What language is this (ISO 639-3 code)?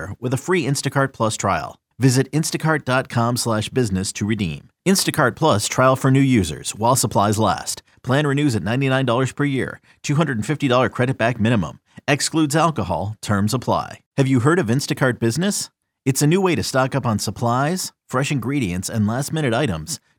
ita